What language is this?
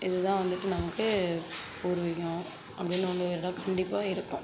Tamil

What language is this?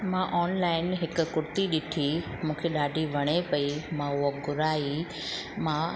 Sindhi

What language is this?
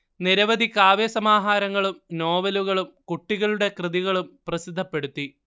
Malayalam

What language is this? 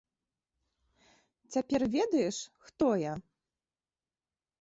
Belarusian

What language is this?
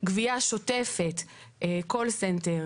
Hebrew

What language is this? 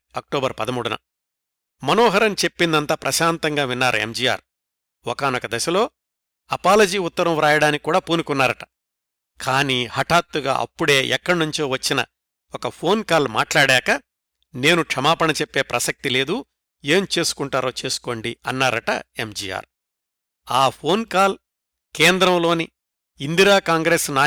Telugu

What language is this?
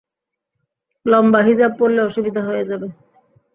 Bangla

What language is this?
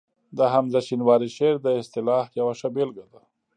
Pashto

